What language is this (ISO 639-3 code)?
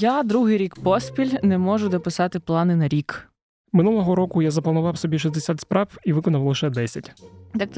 ukr